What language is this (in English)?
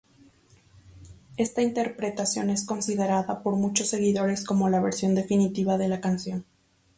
Spanish